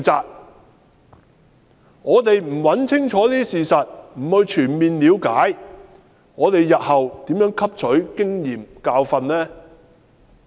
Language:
Cantonese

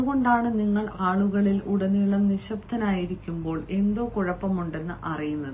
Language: Malayalam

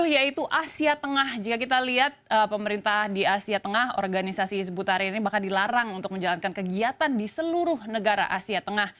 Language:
Indonesian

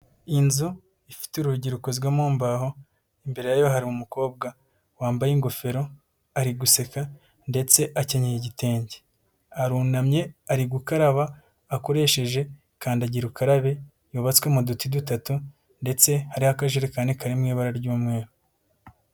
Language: Kinyarwanda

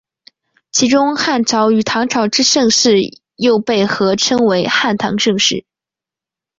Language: Chinese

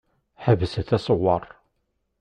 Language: Kabyle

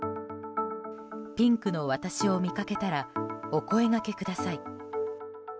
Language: Japanese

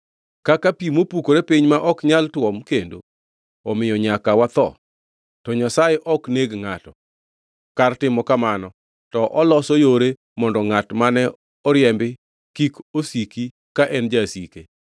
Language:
Luo (Kenya and Tanzania)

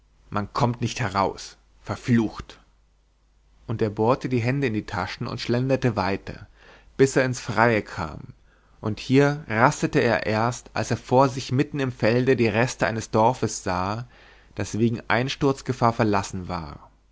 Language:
German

